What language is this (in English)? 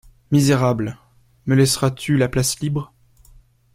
French